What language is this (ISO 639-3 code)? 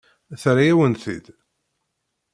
kab